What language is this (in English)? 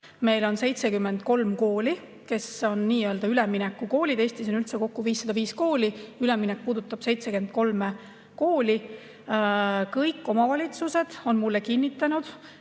Estonian